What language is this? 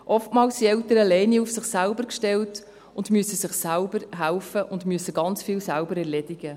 Swiss German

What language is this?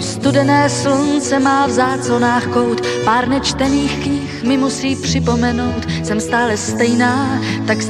Slovak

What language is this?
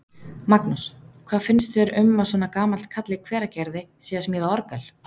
Icelandic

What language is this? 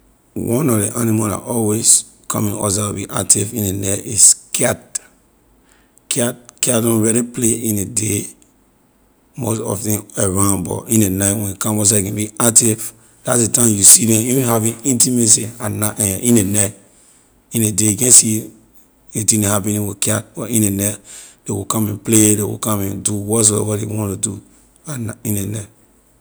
Liberian English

